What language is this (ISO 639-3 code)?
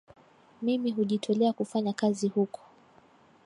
swa